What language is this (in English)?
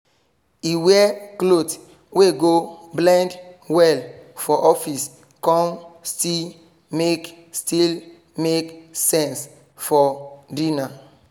Nigerian Pidgin